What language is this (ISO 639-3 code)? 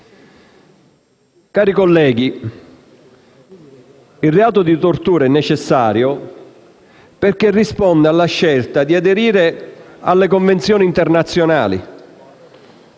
ita